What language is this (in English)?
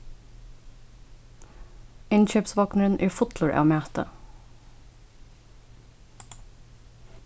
Faroese